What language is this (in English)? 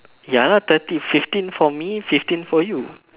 English